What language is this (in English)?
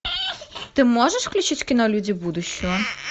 Russian